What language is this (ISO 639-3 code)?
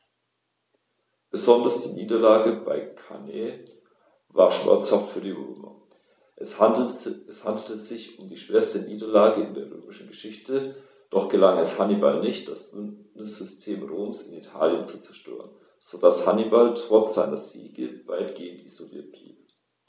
deu